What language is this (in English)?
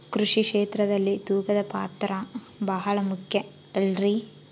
Kannada